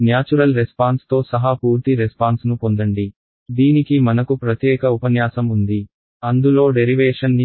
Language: Telugu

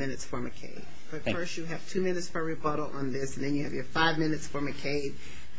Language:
English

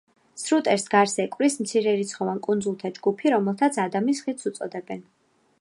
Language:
Georgian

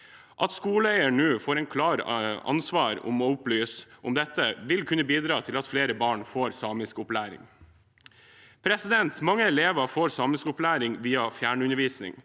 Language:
Norwegian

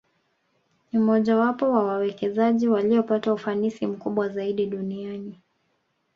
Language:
Swahili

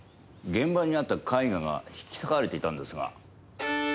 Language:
Japanese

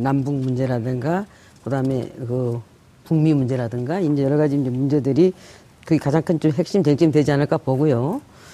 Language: Korean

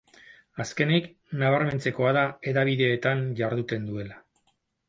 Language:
Basque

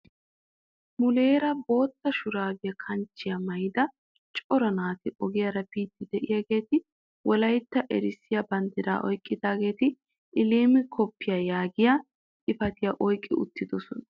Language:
Wolaytta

